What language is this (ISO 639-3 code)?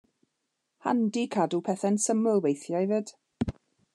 cym